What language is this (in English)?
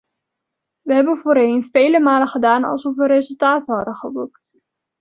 Dutch